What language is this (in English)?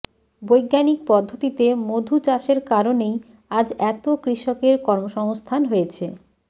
Bangla